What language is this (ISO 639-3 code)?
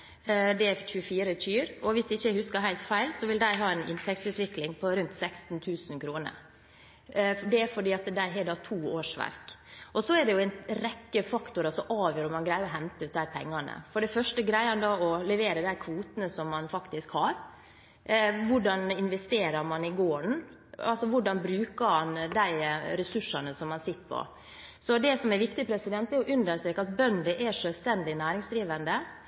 nob